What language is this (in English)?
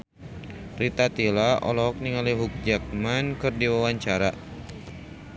Sundanese